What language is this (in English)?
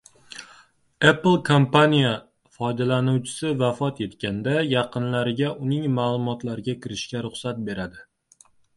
Uzbek